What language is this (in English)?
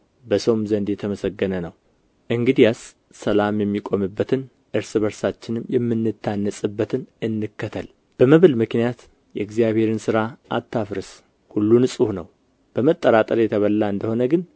Amharic